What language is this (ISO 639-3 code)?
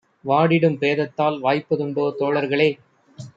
tam